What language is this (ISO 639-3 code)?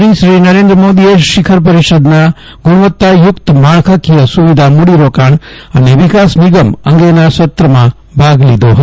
guj